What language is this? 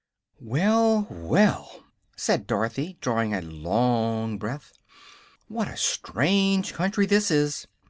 English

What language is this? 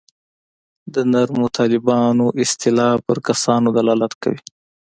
Pashto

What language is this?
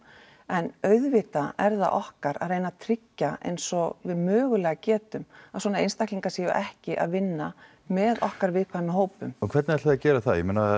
Icelandic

